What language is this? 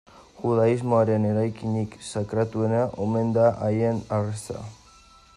Basque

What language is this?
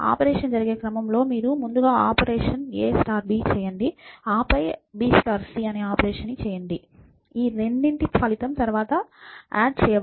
Telugu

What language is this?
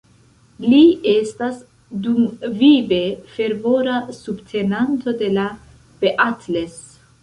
Esperanto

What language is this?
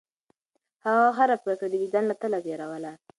Pashto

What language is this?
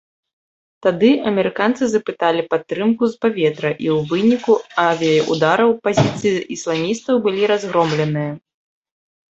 Belarusian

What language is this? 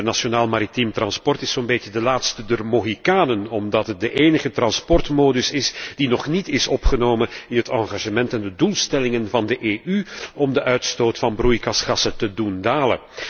Dutch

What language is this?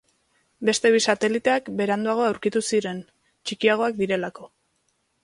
Basque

